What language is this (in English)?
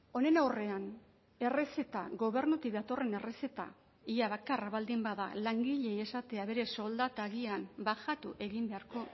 Basque